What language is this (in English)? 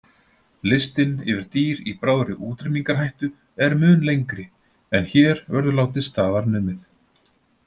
Icelandic